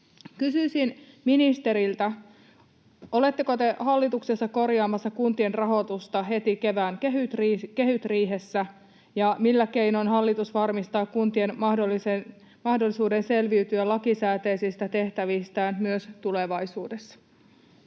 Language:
Finnish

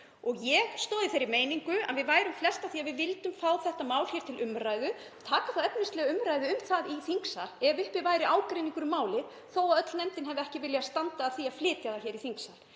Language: Icelandic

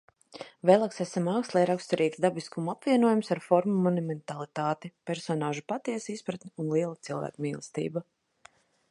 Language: Latvian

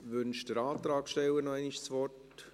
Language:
Swiss German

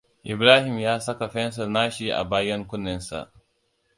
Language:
Hausa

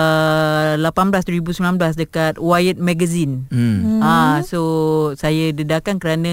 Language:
Malay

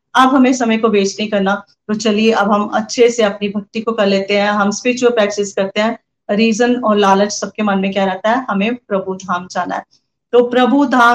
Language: Hindi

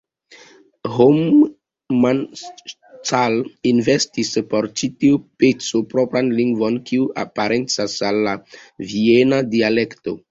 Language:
Esperanto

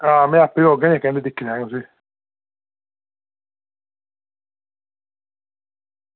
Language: Dogri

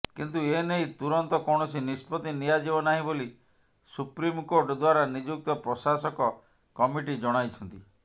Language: Odia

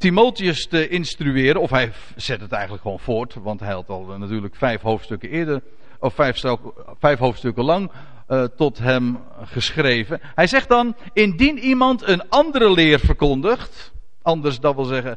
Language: Dutch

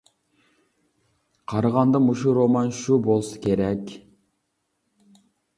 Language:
Uyghur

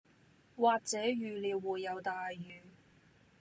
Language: Cantonese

